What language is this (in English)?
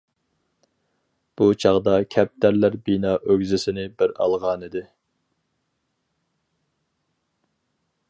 Uyghur